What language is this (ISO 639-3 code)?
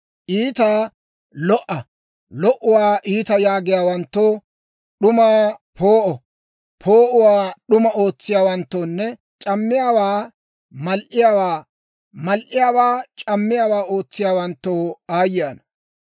dwr